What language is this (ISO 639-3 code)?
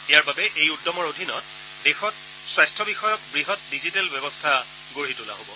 asm